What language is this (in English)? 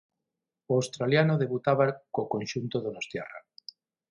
Galician